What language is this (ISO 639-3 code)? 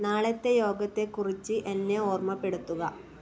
mal